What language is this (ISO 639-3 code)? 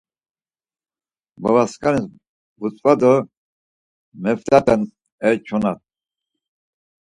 lzz